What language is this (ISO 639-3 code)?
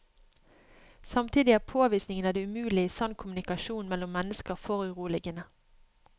nor